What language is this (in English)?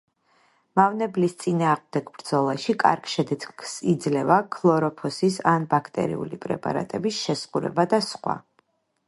Georgian